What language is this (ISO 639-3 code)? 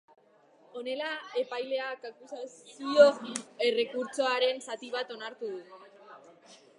eus